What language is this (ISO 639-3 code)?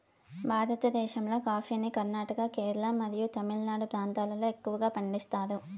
tel